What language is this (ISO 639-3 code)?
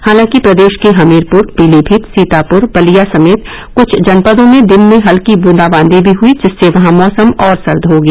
hin